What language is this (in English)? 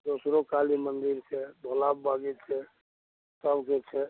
Maithili